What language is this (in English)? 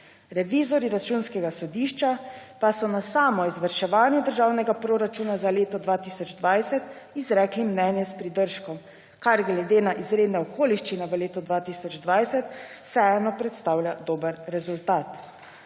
Slovenian